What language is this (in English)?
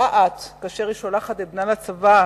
Hebrew